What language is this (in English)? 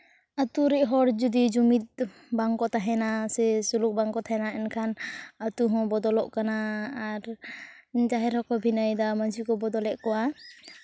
Santali